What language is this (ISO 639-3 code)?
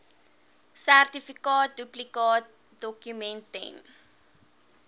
afr